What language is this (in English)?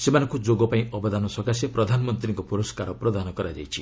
Odia